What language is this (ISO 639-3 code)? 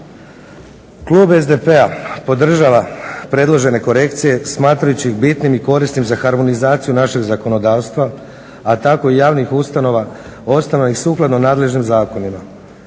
hrv